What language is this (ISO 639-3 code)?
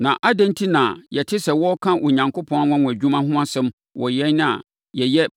aka